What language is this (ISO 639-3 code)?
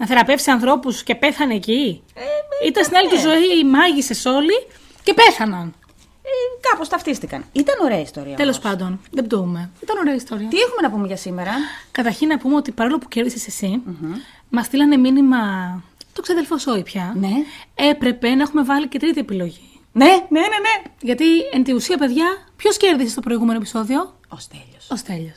ell